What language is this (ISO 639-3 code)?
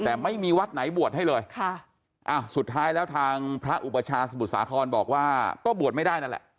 tha